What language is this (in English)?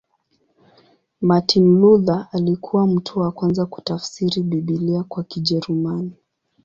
Swahili